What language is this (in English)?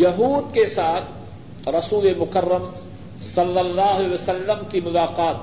Urdu